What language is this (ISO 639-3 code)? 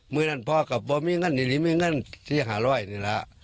tha